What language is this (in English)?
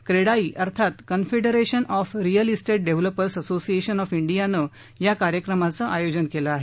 Marathi